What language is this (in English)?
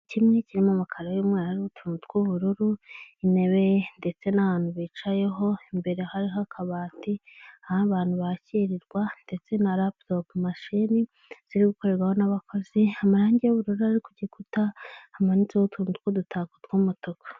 Kinyarwanda